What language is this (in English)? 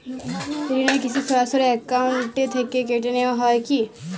Bangla